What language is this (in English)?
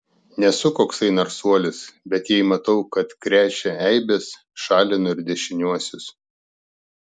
Lithuanian